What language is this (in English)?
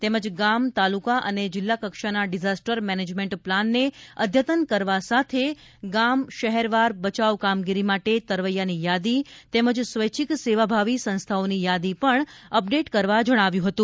Gujarati